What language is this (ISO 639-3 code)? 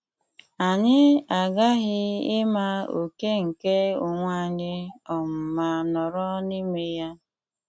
ibo